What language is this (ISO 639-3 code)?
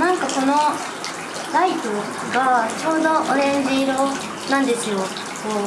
jpn